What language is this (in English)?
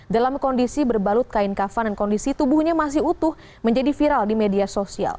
Indonesian